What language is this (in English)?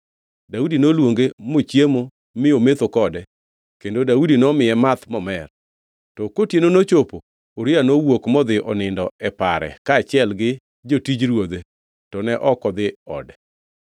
Luo (Kenya and Tanzania)